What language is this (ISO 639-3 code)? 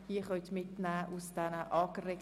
gsw